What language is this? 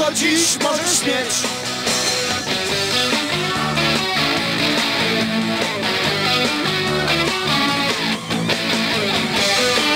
Polish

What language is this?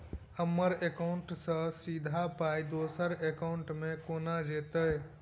Maithili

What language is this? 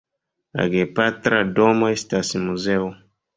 Esperanto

